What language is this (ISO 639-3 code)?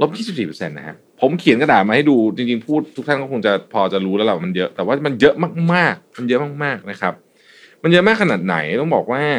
tha